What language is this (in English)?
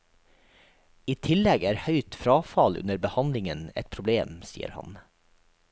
Norwegian